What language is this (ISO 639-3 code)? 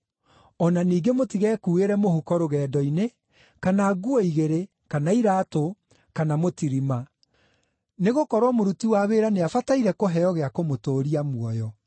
kik